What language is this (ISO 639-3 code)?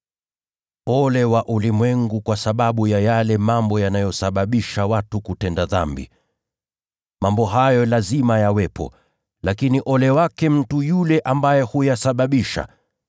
swa